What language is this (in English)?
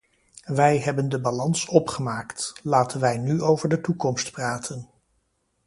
Dutch